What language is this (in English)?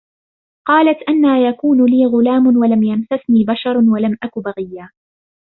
Arabic